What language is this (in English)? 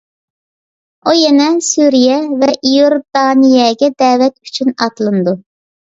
Uyghur